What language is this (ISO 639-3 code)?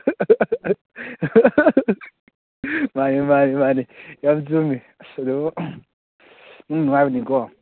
mni